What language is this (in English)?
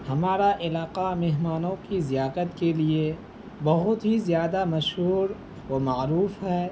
Urdu